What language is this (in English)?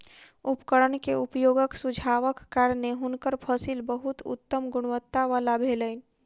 Maithili